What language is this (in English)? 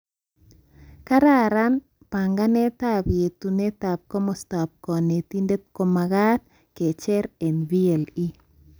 Kalenjin